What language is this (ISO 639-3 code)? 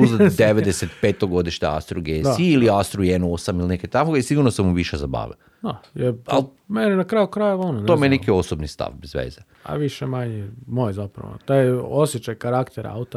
hrv